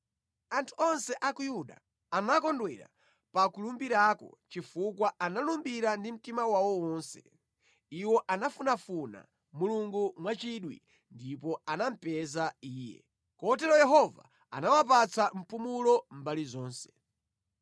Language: Nyanja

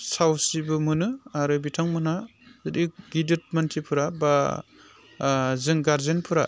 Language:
Bodo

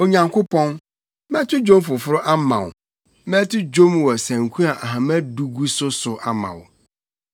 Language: Akan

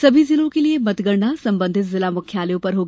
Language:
Hindi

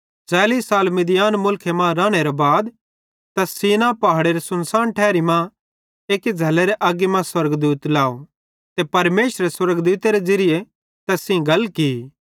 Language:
Bhadrawahi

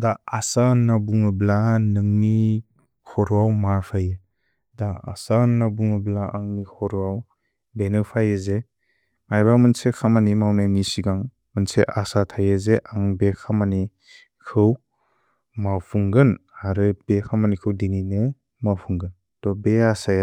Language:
Bodo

